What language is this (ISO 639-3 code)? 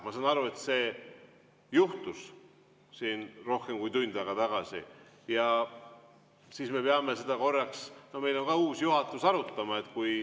est